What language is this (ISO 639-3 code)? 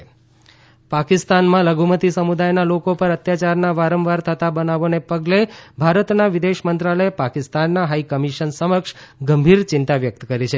guj